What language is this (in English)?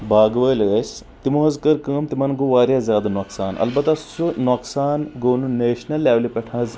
Kashmiri